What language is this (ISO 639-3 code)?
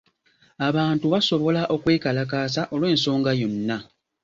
lug